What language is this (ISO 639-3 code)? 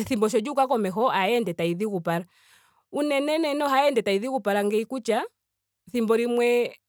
ndo